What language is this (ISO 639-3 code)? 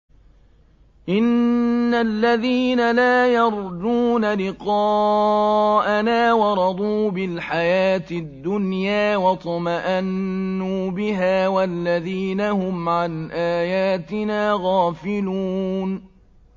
ara